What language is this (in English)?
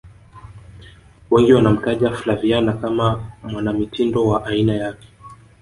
Swahili